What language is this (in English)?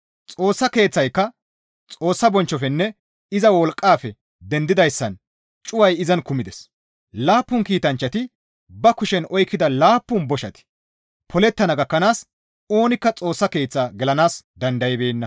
Gamo